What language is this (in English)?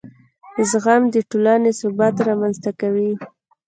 Pashto